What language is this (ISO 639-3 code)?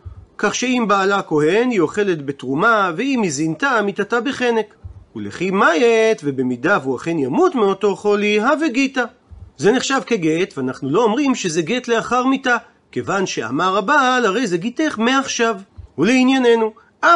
heb